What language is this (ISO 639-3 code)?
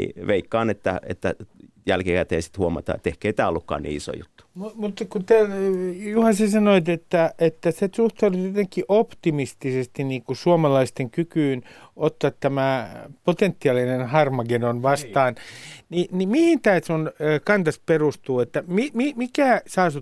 fin